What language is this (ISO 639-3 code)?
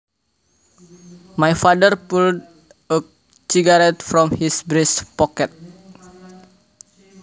jav